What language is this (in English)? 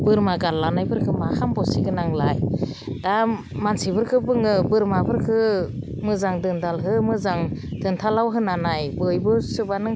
Bodo